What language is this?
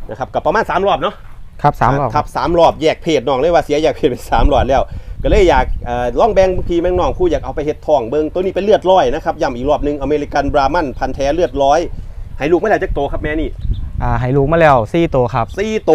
Thai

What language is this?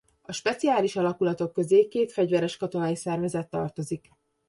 Hungarian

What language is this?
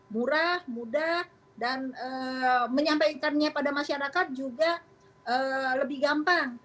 Indonesian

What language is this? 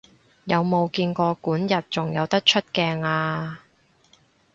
Cantonese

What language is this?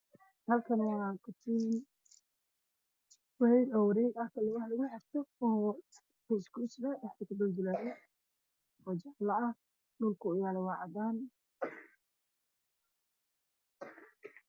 Somali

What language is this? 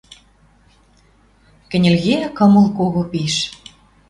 Western Mari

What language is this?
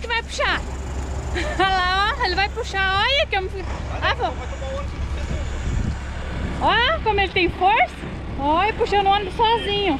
Portuguese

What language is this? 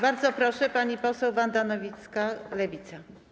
Polish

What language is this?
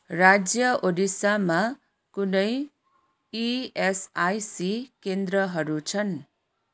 Nepali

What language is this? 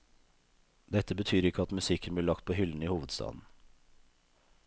Norwegian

